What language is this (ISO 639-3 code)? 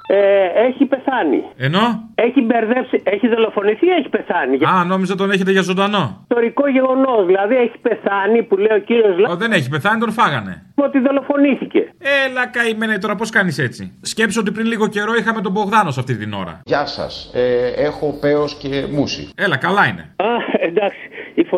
ell